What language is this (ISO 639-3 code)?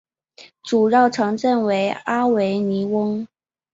zho